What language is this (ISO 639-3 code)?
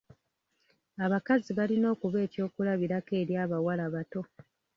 lug